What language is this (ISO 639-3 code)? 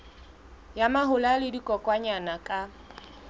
sot